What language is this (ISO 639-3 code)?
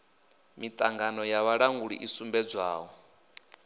ven